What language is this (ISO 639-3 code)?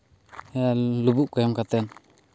sat